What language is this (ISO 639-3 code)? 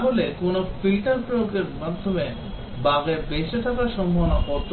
ben